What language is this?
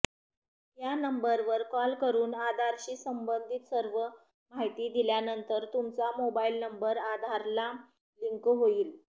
Marathi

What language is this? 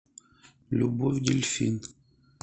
Russian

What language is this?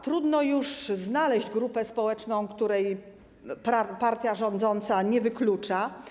Polish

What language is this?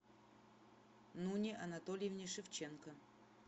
Russian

